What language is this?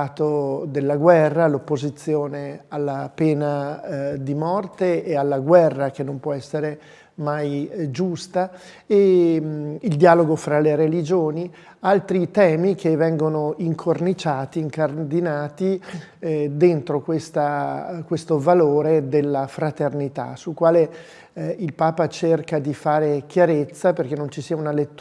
Italian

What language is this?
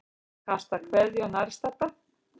Icelandic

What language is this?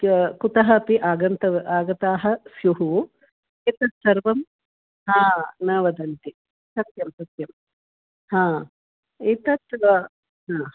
Sanskrit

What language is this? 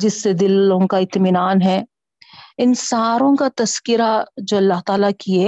Urdu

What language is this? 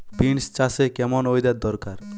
Bangla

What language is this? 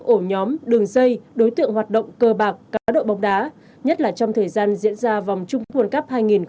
Vietnamese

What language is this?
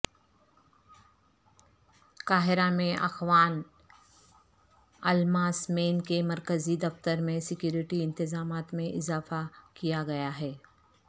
Urdu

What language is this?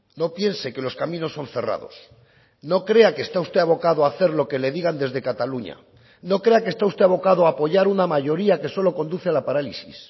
Spanish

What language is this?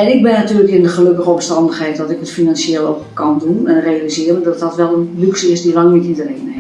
Dutch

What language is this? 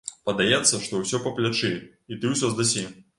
Belarusian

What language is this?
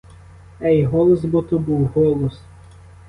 Ukrainian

